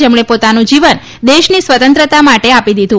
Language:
Gujarati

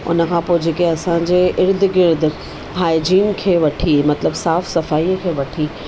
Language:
Sindhi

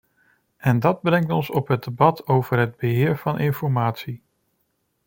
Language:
Dutch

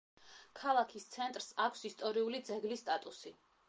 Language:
Georgian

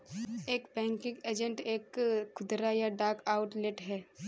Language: Hindi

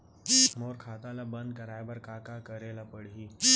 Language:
Chhattisgarhi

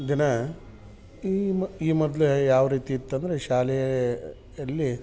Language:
Kannada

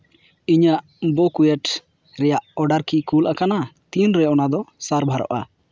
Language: Santali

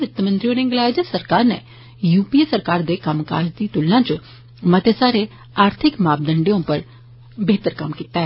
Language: Dogri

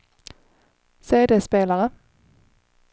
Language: Swedish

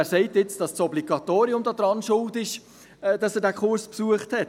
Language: Swiss German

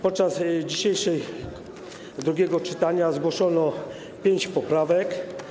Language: Polish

